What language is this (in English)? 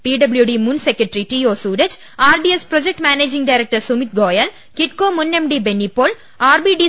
Malayalam